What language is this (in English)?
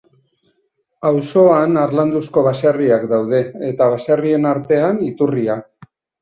Basque